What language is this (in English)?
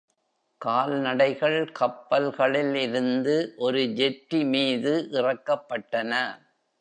Tamil